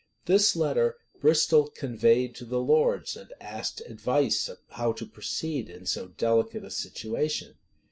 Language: English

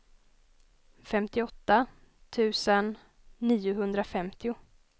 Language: Swedish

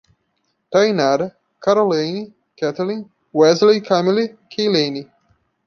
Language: Portuguese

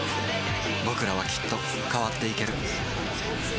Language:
Japanese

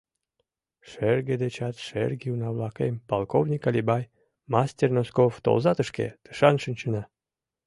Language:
Mari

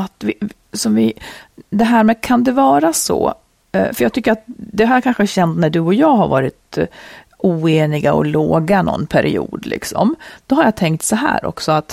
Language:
Swedish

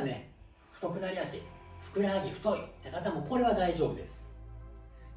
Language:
Japanese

